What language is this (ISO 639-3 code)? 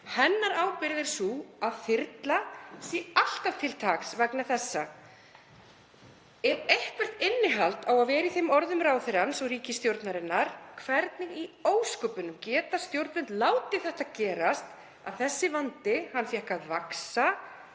isl